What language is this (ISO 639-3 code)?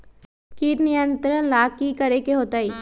mag